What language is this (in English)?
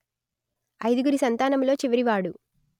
Telugu